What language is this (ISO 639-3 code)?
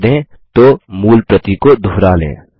hin